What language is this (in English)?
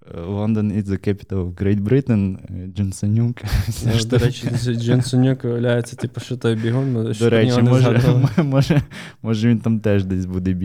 Ukrainian